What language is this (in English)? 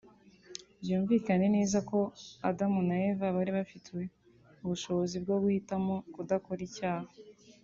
Kinyarwanda